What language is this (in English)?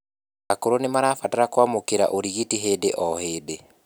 Kikuyu